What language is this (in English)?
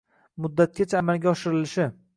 Uzbek